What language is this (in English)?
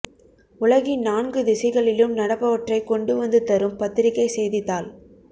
Tamil